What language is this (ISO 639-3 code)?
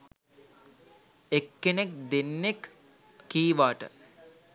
sin